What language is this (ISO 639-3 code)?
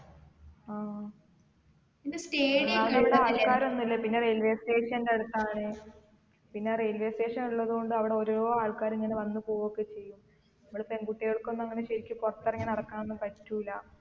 mal